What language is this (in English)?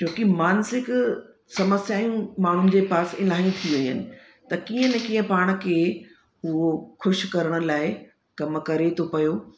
Sindhi